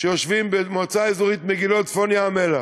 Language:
Hebrew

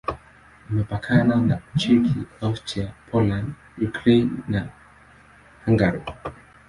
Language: Swahili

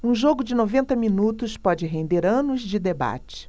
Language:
Portuguese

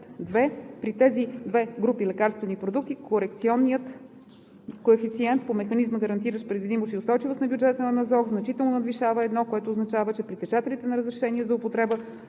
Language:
Bulgarian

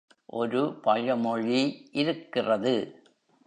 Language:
Tamil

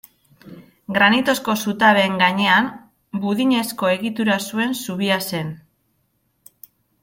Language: Basque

